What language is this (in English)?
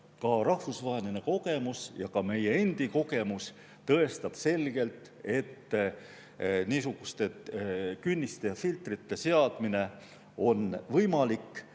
Estonian